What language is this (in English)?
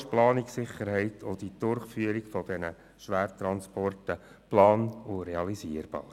Swiss German